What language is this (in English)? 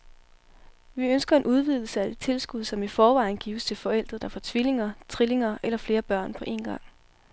Danish